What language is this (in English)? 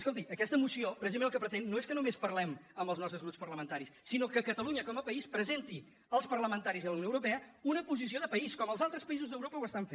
Catalan